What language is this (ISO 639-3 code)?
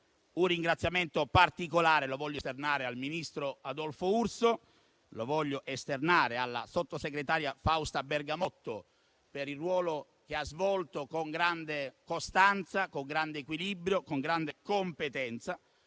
ita